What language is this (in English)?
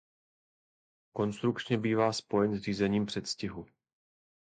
Czech